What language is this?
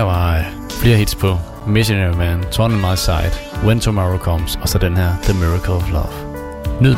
Danish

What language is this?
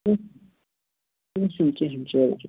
Kashmiri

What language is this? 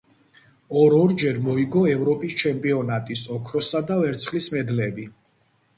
Georgian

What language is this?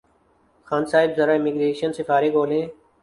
Urdu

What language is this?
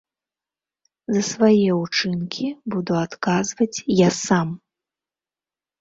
Belarusian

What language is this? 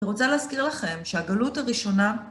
Hebrew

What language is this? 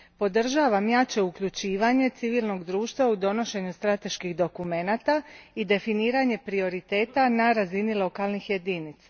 Croatian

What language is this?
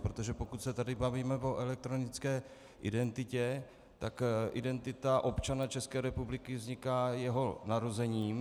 Czech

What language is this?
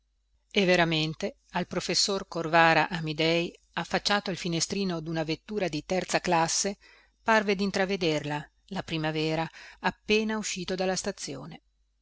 Italian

